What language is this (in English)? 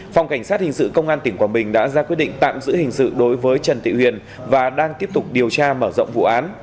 Vietnamese